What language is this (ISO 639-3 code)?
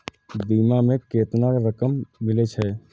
mai